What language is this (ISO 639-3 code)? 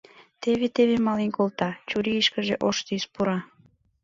chm